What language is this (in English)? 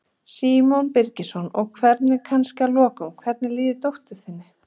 Icelandic